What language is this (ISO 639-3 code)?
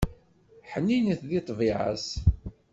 kab